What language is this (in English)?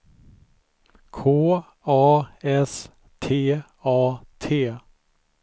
Swedish